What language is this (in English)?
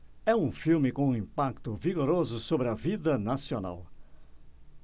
Portuguese